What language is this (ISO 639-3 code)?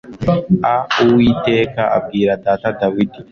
kin